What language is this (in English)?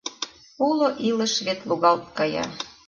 Mari